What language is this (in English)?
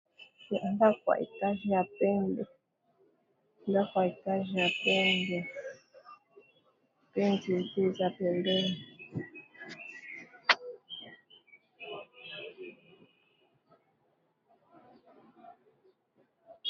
Lingala